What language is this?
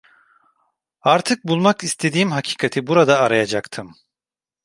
Turkish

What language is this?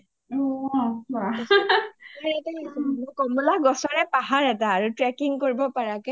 Assamese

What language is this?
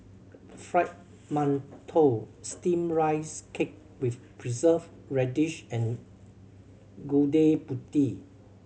English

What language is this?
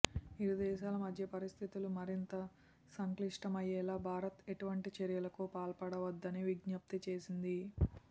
Telugu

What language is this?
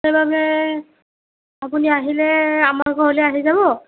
Assamese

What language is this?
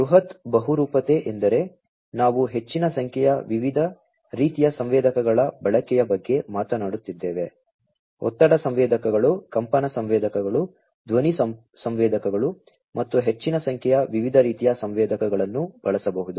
Kannada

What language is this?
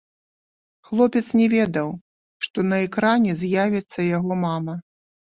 Belarusian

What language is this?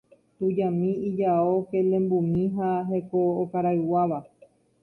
Guarani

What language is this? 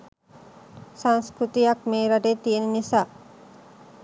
Sinhala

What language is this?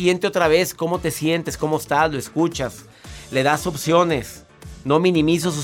Spanish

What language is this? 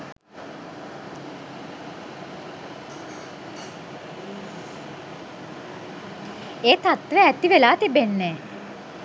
Sinhala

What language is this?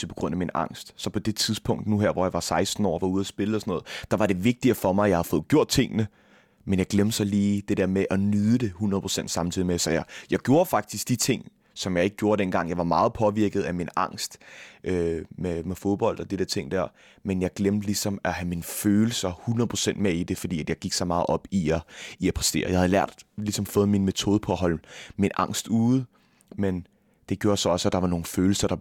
Danish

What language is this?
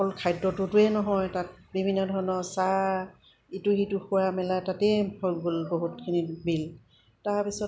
Assamese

